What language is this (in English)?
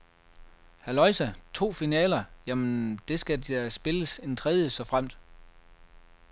Danish